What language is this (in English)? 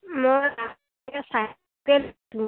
Assamese